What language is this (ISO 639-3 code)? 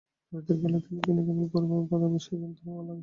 ben